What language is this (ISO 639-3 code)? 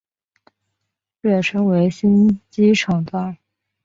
zho